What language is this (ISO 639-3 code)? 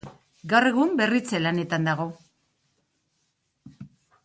eus